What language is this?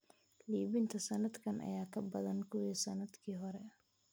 Somali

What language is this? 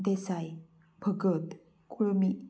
Konkani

